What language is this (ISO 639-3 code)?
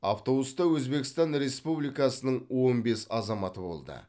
kaz